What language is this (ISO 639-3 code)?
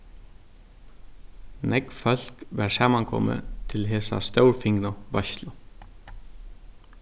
fao